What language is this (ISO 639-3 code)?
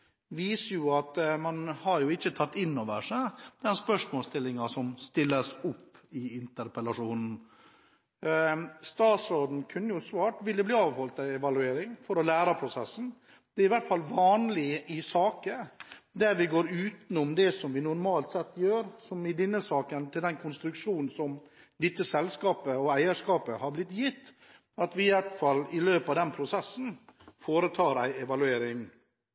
nob